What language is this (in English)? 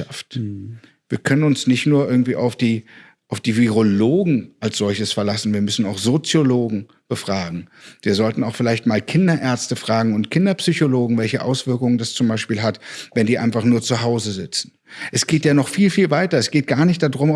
German